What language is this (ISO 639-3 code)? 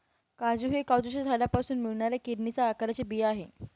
mar